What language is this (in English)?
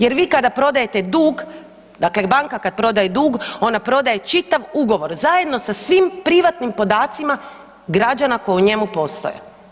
Croatian